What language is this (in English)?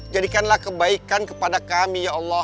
Indonesian